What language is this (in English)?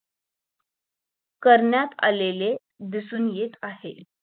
Marathi